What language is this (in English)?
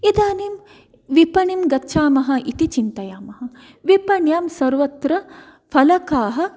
Sanskrit